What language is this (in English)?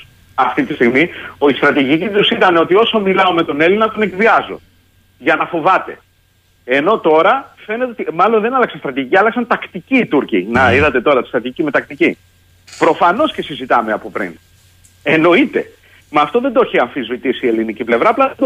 Greek